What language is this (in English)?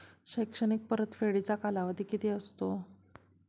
Marathi